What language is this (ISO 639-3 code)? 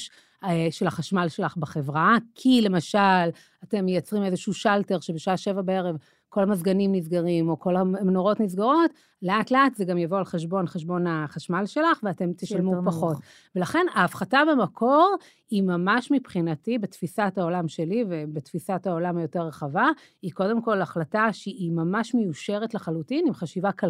heb